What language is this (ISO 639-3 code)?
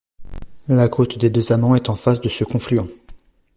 fra